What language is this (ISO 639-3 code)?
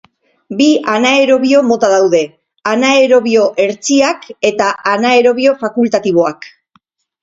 eus